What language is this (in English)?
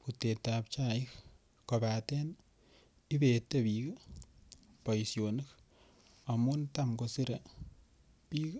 Kalenjin